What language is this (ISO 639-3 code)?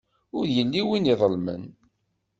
kab